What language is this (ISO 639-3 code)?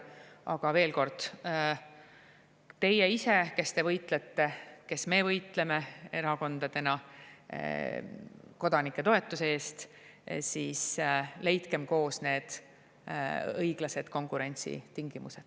est